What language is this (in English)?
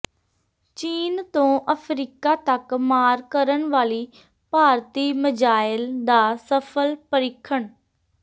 Punjabi